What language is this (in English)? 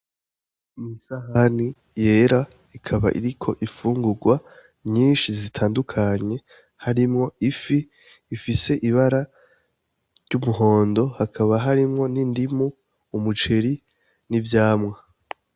Rundi